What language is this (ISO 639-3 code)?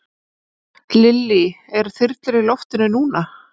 isl